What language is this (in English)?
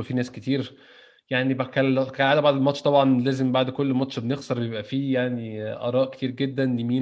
Arabic